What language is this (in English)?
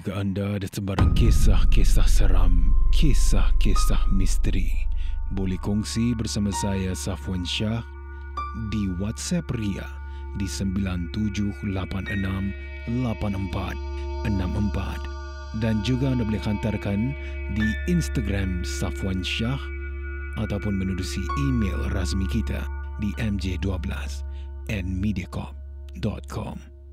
Malay